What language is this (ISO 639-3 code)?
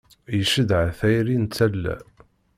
kab